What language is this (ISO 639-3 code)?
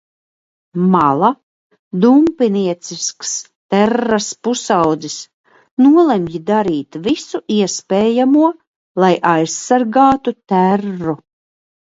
lav